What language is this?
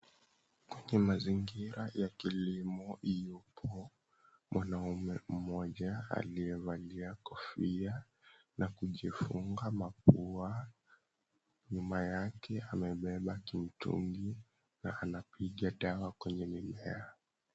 Swahili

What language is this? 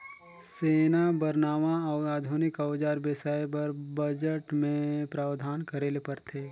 Chhattisgarhi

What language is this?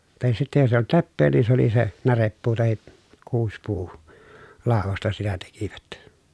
Finnish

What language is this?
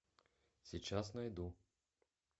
Russian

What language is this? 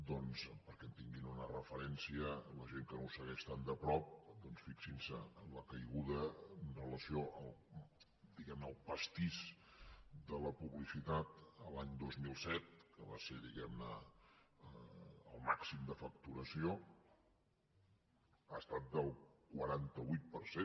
Catalan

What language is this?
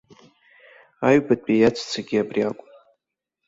Abkhazian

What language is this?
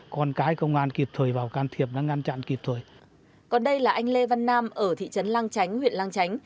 Vietnamese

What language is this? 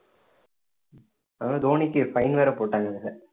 Tamil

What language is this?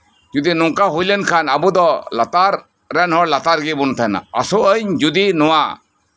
Santali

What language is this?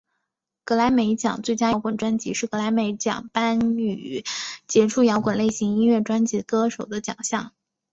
Chinese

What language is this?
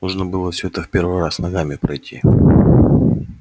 Russian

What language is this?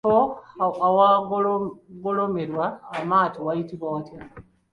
Ganda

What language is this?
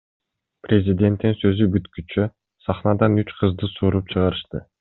Kyrgyz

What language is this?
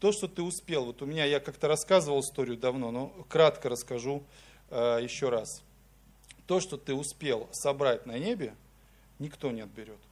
Russian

